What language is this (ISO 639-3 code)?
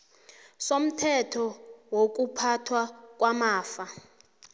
nbl